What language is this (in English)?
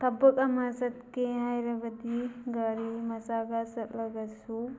Manipuri